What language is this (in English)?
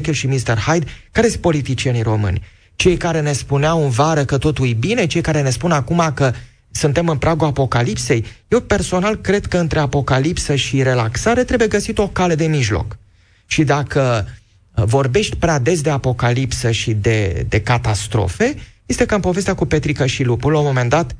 Romanian